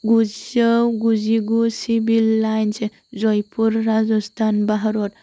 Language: Bodo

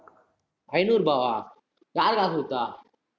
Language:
Tamil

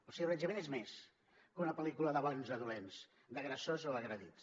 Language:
Catalan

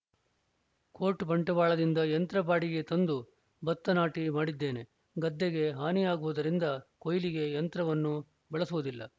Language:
Kannada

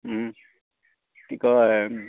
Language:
Assamese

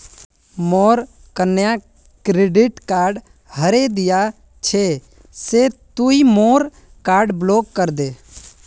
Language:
Magahi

